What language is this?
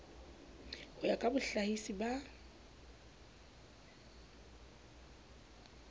Southern Sotho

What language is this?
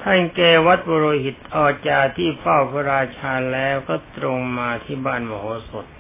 Thai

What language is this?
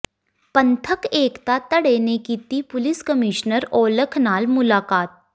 Punjabi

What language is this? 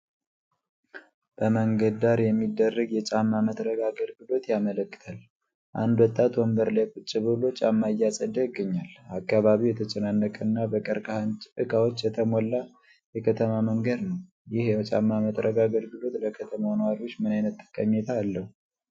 Amharic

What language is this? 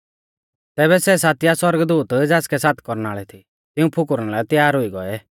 Mahasu Pahari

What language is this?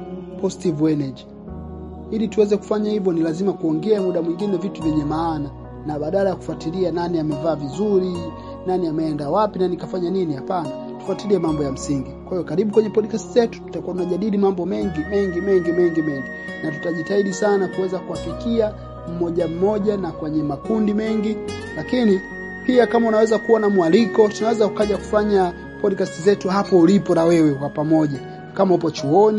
Swahili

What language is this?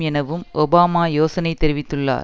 Tamil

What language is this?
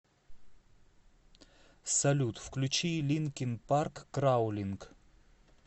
Russian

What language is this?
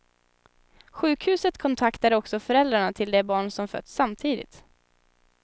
Swedish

